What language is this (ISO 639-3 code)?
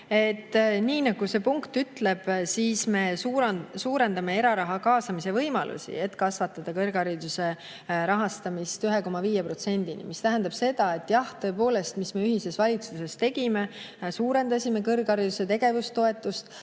est